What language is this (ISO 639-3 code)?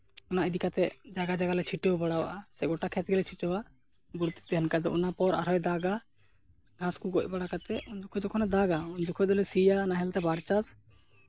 sat